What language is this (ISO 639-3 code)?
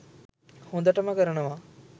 sin